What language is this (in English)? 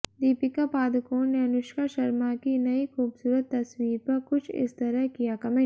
Hindi